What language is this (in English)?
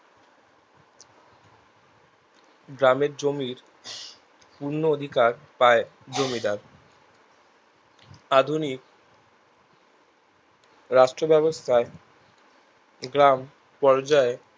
Bangla